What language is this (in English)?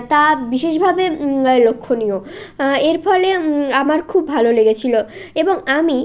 Bangla